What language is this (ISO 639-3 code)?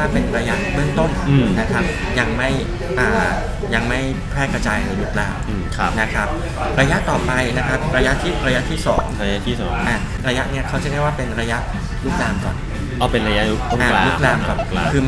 tha